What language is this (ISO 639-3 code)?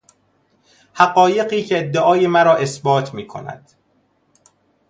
fas